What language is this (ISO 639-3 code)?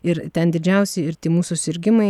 lit